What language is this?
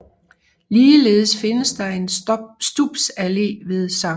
Danish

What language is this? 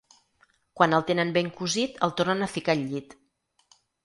Catalan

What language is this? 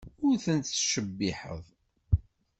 Kabyle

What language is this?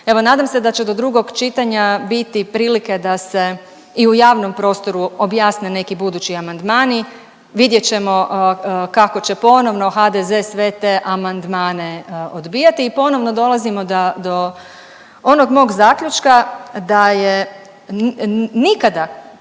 Croatian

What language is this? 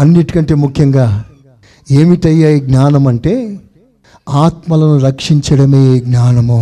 Telugu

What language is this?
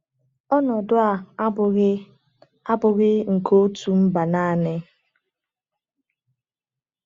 Igbo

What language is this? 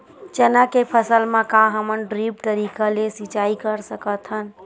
Chhattisgarhi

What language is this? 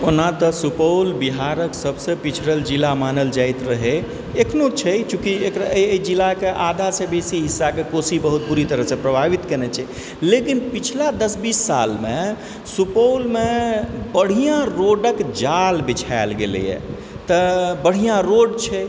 Maithili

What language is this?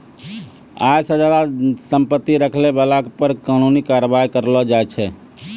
Maithili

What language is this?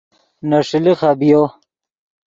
Yidgha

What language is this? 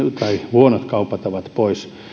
Finnish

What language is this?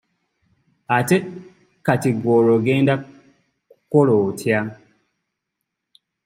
Ganda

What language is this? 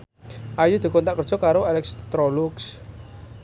Javanese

